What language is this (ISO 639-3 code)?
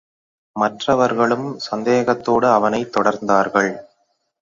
tam